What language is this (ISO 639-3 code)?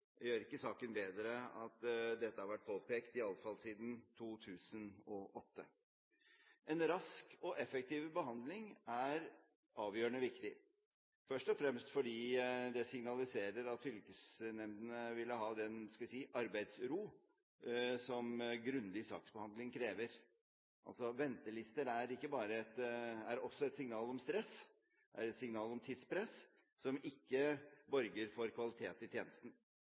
nob